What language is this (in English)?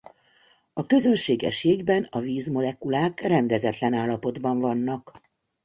Hungarian